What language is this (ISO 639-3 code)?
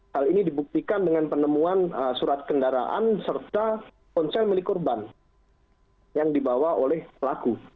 ind